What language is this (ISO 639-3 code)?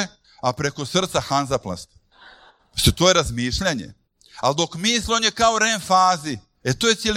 hrv